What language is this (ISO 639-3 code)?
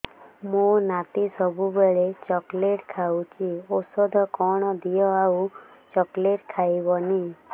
ori